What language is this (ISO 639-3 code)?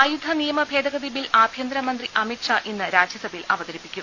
mal